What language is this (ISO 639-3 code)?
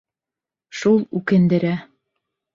bak